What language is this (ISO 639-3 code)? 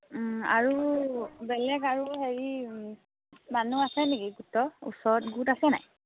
asm